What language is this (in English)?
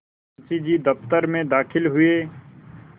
Hindi